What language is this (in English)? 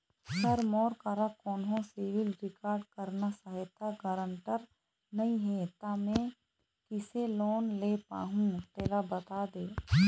Chhattisgarhi